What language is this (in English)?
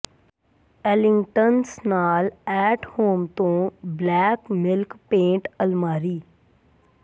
Punjabi